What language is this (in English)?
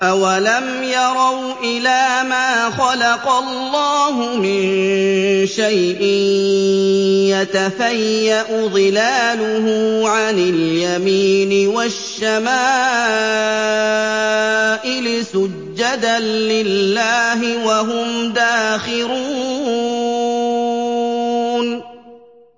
Arabic